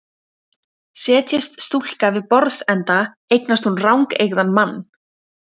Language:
Icelandic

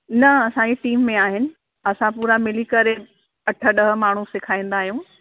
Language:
Sindhi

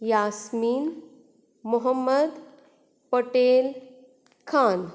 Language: Konkani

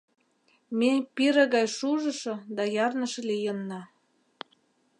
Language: Mari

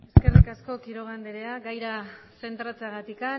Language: Basque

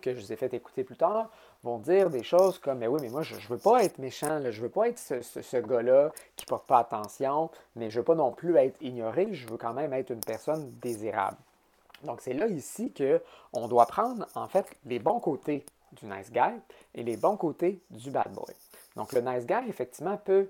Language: French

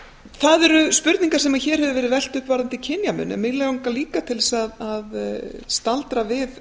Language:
Icelandic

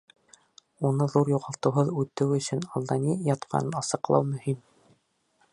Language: Bashkir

